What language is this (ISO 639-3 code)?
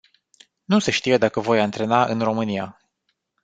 ron